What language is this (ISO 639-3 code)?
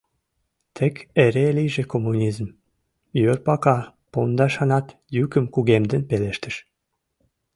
chm